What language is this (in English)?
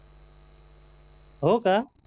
Marathi